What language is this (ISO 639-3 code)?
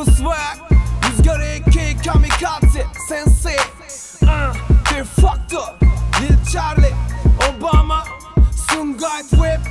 tur